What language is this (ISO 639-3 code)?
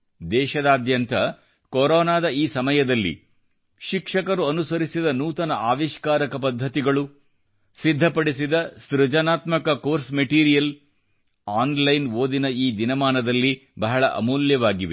kan